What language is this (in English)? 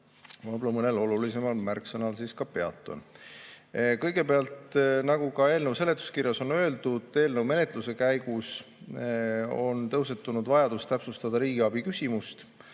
Estonian